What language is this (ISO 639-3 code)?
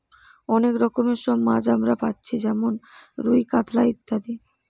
ben